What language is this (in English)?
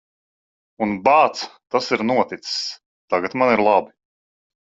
Latvian